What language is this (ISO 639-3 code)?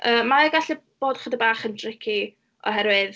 cym